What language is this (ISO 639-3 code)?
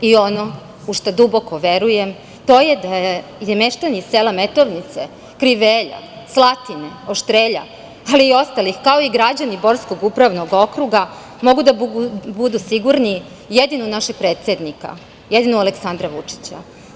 srp